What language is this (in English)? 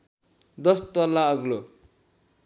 Nepali